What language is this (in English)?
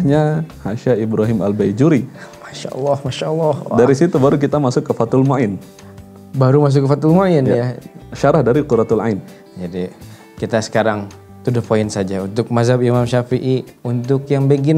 Indonesian